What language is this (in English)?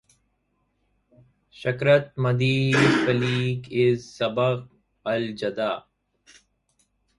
Arabic